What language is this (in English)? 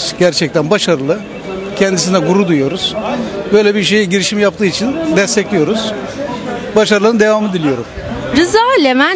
Turkish